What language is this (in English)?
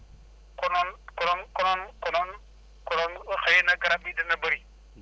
Wolof